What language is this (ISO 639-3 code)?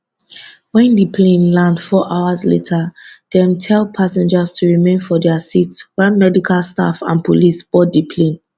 pcm